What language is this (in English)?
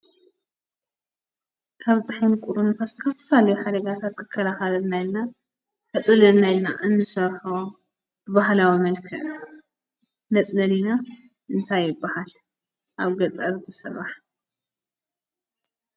Tigrinya